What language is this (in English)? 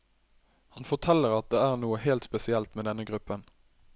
Norwegian